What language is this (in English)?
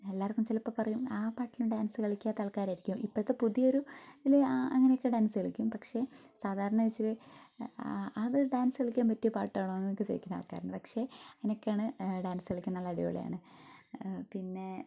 Malayalam